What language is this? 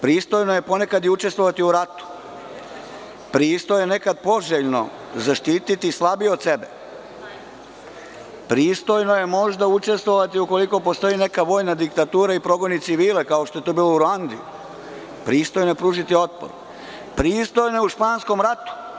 Serbian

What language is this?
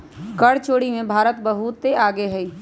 Magahi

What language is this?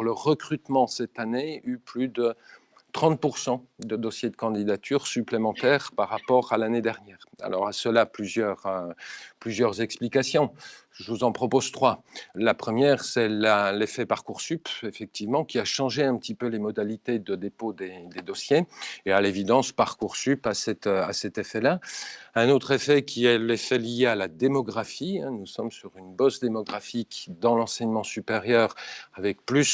French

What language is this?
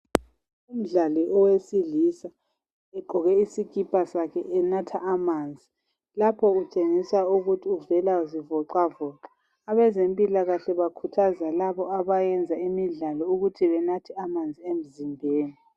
North Ndebele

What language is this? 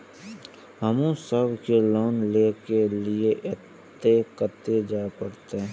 Maithili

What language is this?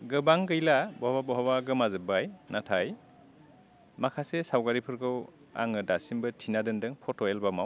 Bodo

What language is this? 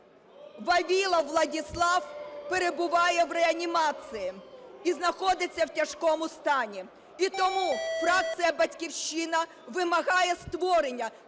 Ukrainian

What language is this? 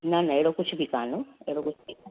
Sindhi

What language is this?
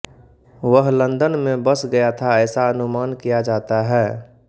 Hindi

